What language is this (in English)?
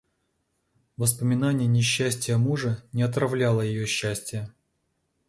Russian